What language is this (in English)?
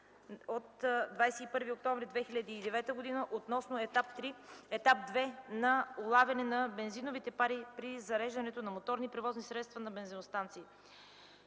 Bulgarian